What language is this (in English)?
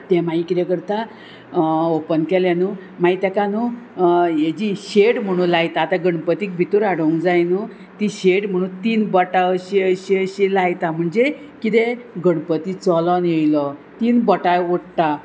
Konkani